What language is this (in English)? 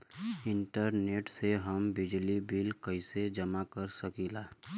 Bhojpuri